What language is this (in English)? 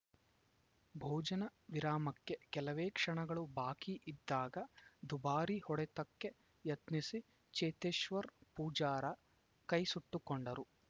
Kannada